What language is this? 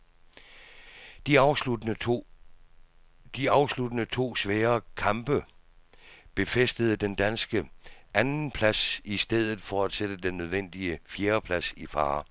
Danish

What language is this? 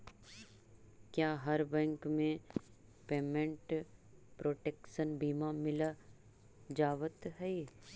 Magahi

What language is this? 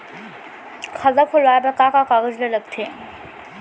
Chhattisgarhi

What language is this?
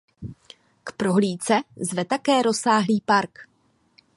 Czech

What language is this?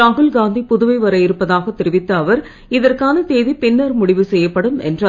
Tamil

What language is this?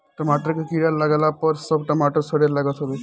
Bhojpuri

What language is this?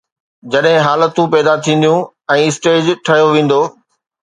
Sindhi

